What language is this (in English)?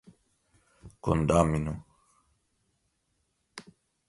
Portuguese